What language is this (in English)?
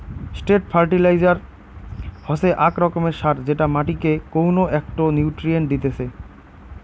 Bangla